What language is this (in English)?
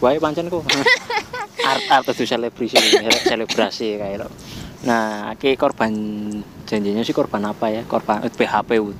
Indonesian